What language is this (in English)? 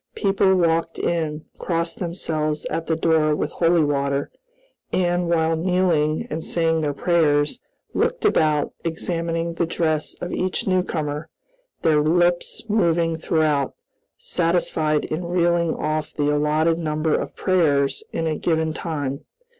English